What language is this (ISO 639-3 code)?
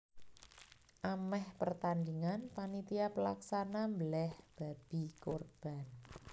jav